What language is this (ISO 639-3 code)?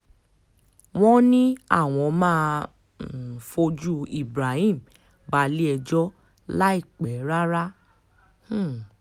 yor